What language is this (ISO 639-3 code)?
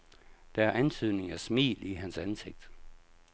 dan